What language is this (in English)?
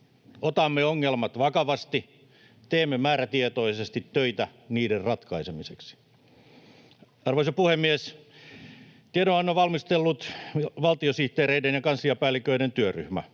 Finnish